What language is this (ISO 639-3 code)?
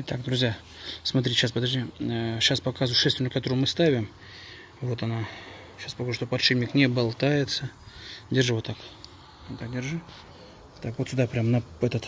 rus